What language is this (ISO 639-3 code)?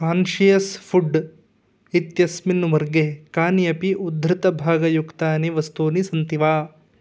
san